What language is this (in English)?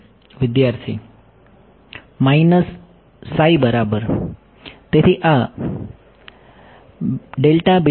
Gujarati